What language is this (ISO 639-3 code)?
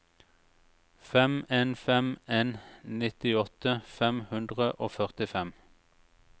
nor